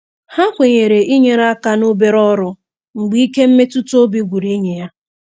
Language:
Igbo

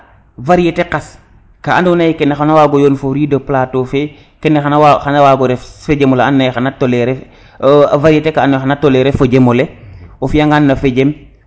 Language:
Serer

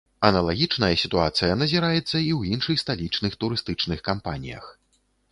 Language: Belarusian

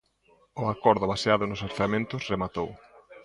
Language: Galician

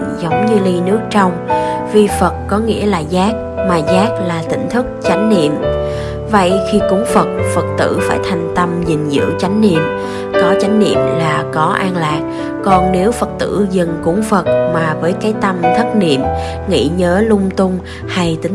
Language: Vietnamese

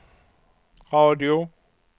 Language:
Swedish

